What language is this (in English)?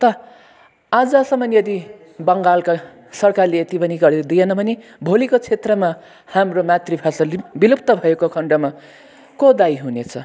Nepali